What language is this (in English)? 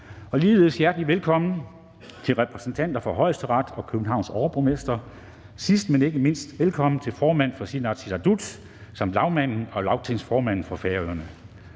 Danish